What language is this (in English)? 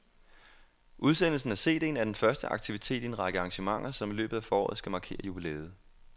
Danish